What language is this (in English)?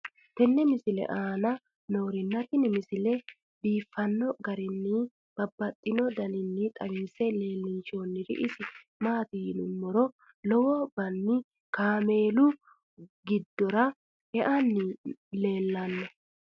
Sidamo